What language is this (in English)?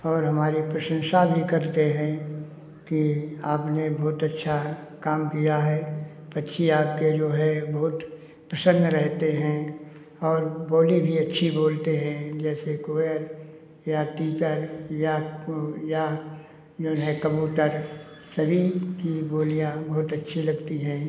Hindi